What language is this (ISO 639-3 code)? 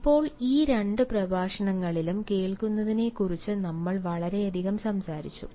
mal